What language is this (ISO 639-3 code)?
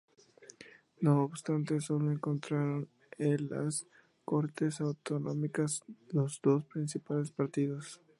spa